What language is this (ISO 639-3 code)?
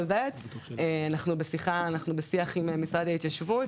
heb